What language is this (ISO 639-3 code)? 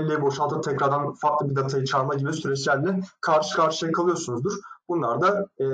tur